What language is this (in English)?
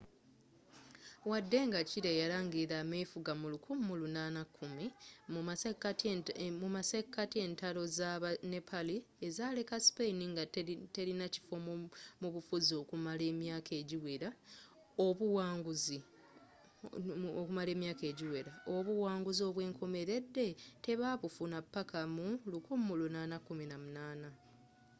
Ganda